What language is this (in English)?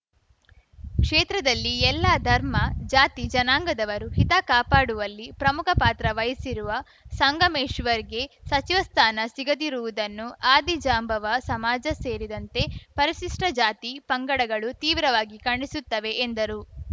Kannada